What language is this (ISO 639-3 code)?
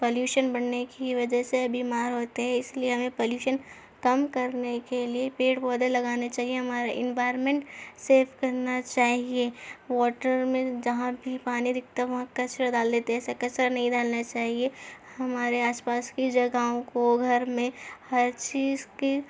urd